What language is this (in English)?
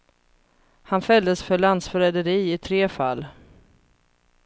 Swedish